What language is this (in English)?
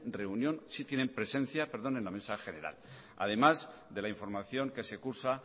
Spanish